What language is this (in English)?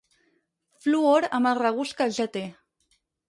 Catalan